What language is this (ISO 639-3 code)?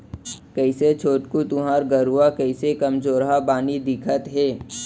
hne